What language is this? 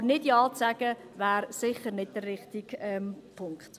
Swiss German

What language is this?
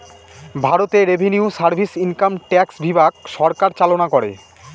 Bangla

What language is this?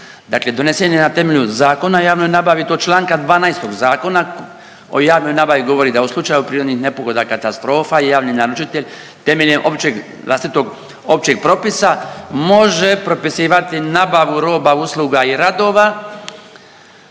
Croatian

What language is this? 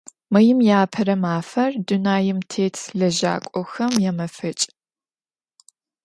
Adyghe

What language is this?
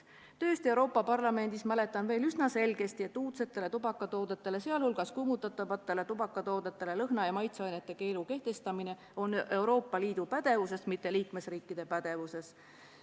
Estonian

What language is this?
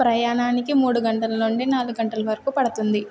Telugu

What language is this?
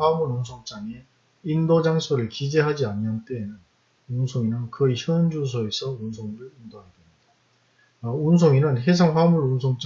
Korean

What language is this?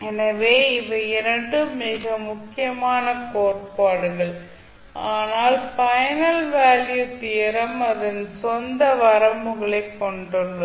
Tamil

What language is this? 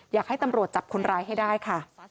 Thai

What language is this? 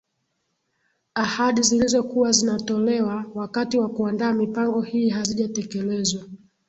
Swahili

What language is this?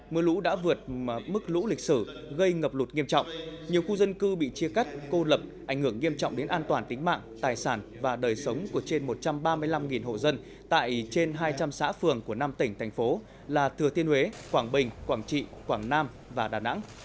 Vietnamese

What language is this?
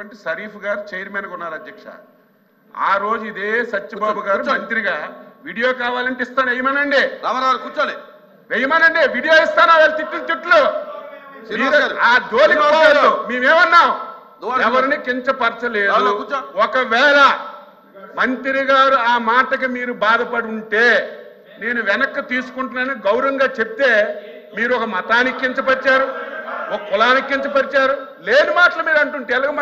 Telugu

